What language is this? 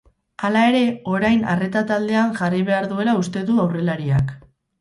Basque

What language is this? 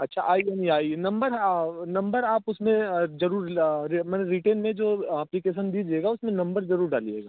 Hindi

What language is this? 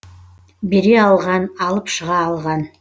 Kazakh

